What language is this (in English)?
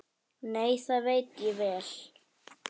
Icelandic